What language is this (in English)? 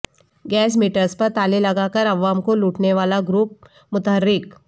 Urdu